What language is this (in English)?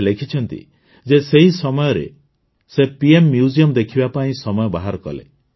Odia